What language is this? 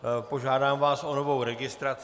Czech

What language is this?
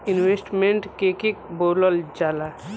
Bhojpuri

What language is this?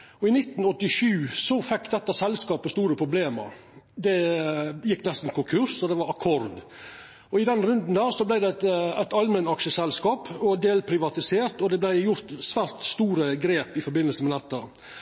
Norwegian Nynorsk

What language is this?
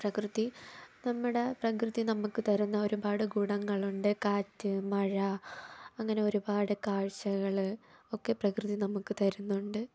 Malayalam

